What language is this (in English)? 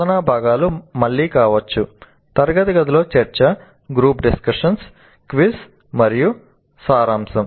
Telugu